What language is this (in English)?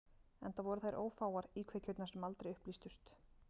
Icelandic